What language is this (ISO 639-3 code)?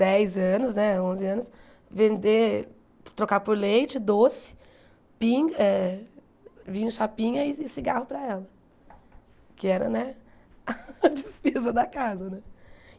por